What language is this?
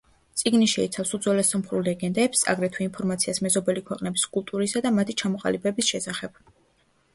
Georgian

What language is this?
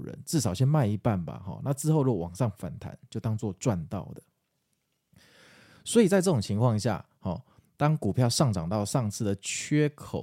Chinese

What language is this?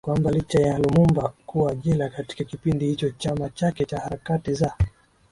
Swahili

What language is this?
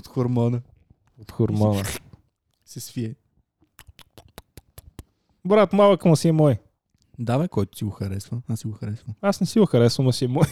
Bulgarian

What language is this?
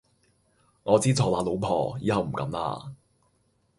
Cantonese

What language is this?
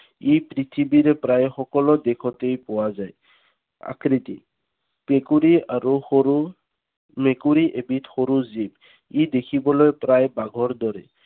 Assamese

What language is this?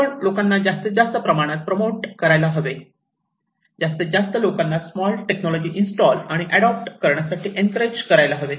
Marathi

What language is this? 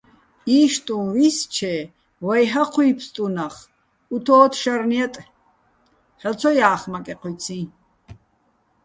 Bats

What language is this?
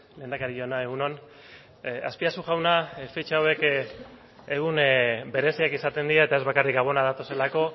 Basque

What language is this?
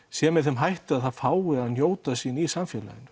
Icelandic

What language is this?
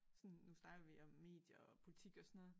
Danish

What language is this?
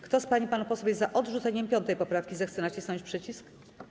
Polish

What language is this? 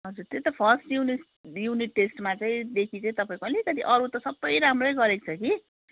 Nepali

